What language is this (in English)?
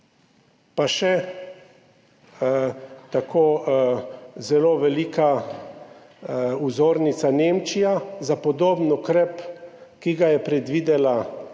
Slovenian